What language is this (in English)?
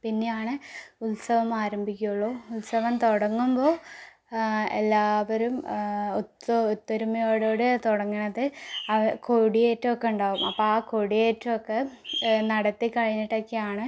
Malayalam